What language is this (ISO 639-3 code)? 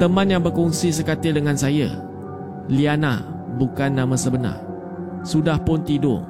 msa